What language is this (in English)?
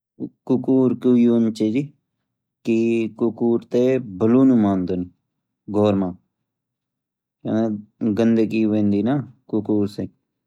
Garhwali